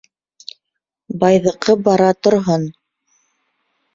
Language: Bashkir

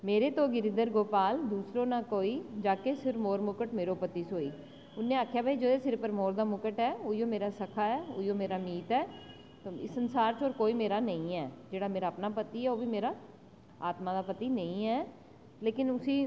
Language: Dogri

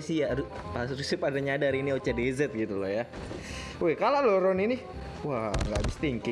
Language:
Indonesian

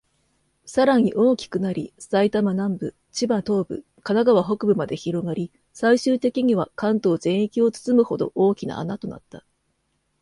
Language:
Japanese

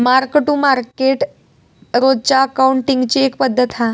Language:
Marathi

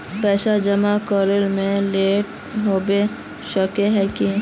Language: Magahi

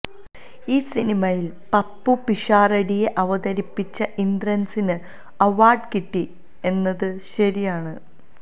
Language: Malayalam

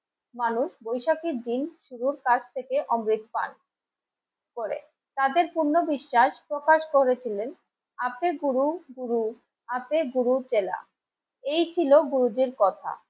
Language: Bangla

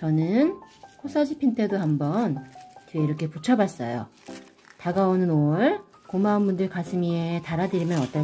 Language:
Korean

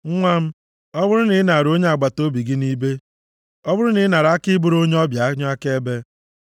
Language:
Igbo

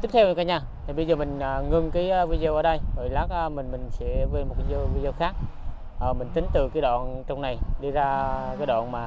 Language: Vietnamese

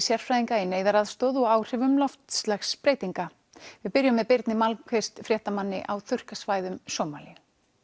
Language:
Icelandic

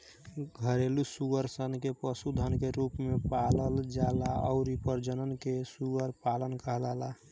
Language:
Bhojpuri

